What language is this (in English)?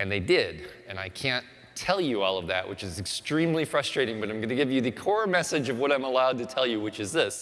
English